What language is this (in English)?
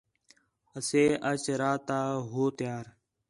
Khetrani